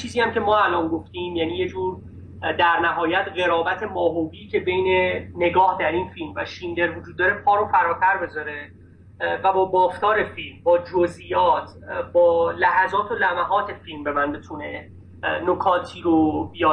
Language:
Persian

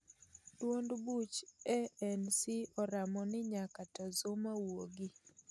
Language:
Luo (Kenya and Tanzania)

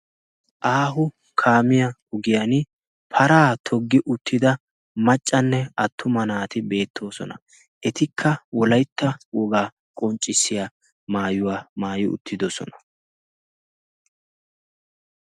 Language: Wolaytta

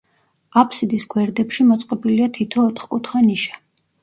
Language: Georgian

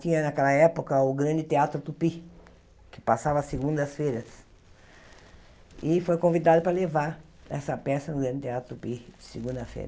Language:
Portuguese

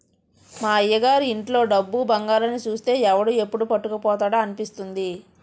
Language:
Telugu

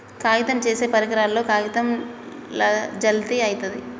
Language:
Telugu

